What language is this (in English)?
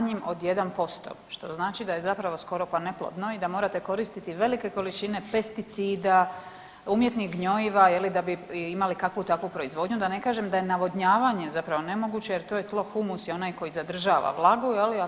Croatian